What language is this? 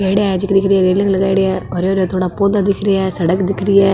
Marwari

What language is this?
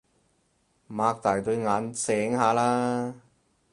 Cantonese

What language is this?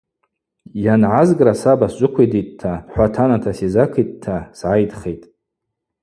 Abaza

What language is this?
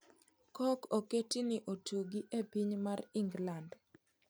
Luo (Kenya and Tanzania)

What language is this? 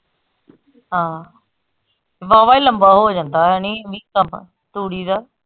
Punjabi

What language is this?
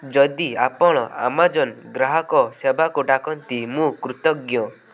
Odia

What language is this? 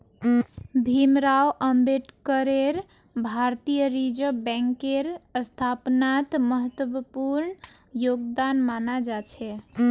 Magahi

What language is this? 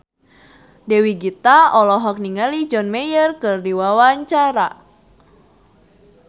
Sundanese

